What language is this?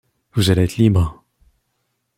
French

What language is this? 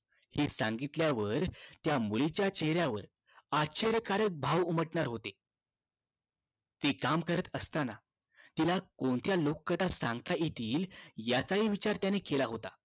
Marathi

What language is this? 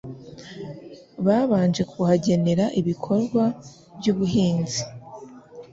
Kinyarwanda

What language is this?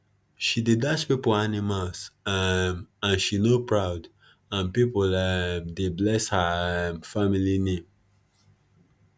Nigerian Pidgin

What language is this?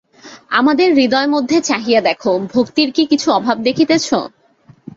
Bangla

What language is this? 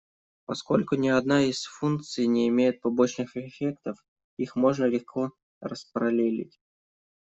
Russian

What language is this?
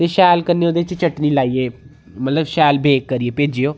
Dogri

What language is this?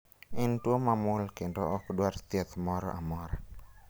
Luo (Kenya and Tanzania)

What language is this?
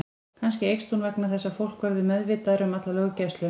Icelandic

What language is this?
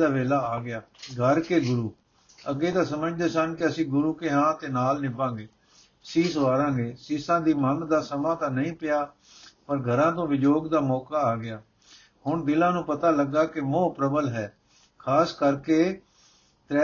Punjabi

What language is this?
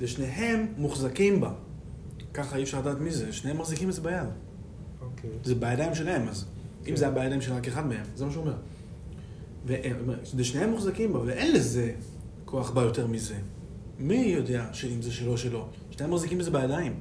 Hebrew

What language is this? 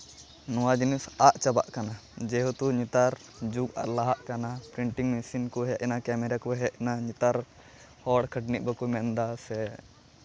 Santali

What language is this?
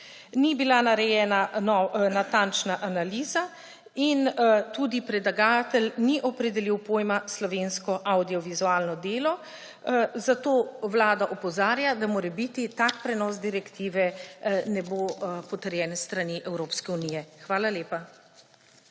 Slovenian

